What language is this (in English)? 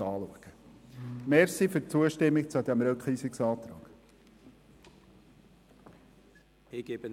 Swiss German